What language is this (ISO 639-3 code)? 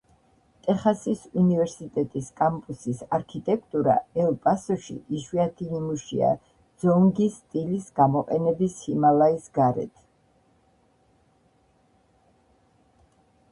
kat